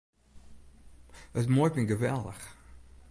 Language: Western Frisian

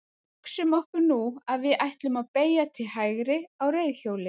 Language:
Icelandic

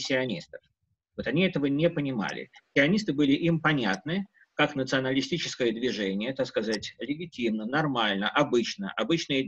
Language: Russian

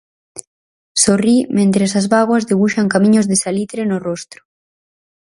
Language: Galician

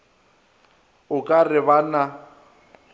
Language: Northern Sotho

